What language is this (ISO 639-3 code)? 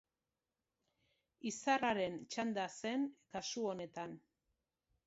eus